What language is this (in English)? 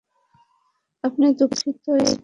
Bangla